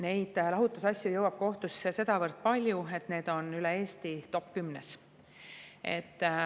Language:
Estonian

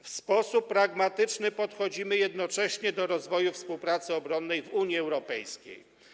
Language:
Polish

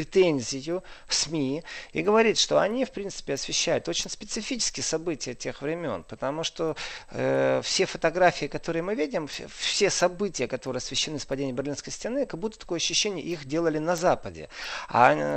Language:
Russian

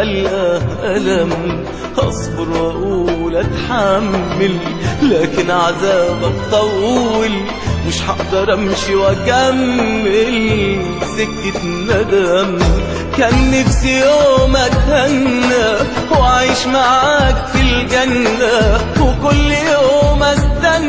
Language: Arabic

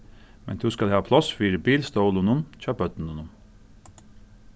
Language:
Faroese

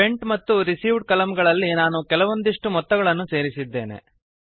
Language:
Kannada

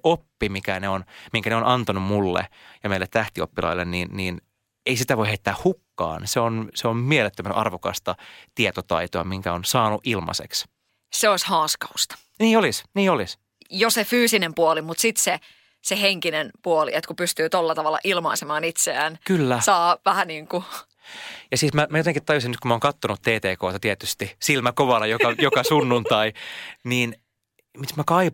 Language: Finnish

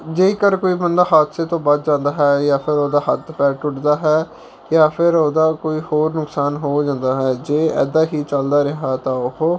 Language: Punjabi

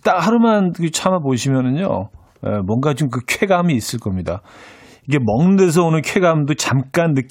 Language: Korean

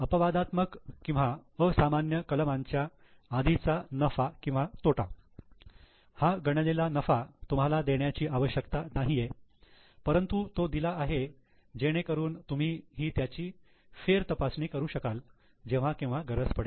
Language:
Marathi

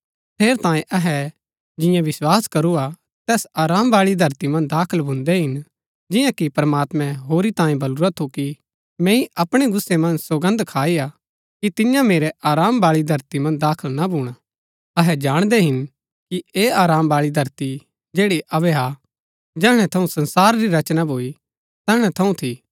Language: Gaddi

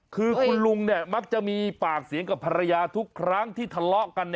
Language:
Thai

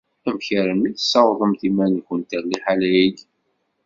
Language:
Kabyle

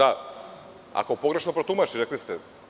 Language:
Serbian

